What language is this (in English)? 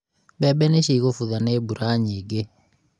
Kikuyu